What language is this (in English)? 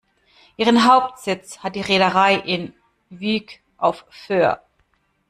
German